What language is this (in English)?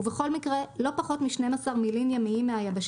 Hebrew